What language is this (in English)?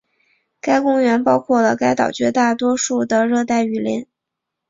Chinese